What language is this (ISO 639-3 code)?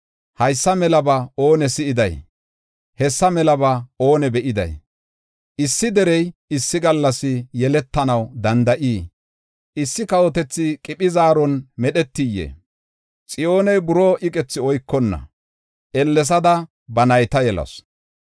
gof